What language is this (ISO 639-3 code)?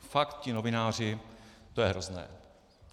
ces